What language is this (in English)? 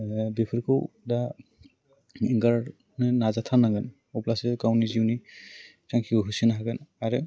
Bodo